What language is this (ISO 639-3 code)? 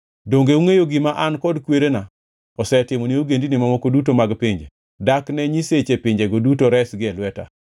luo